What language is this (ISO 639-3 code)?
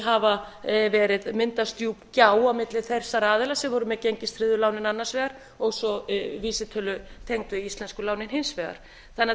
isl